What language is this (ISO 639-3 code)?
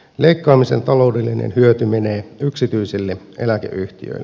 fin